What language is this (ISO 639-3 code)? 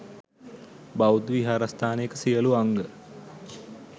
sin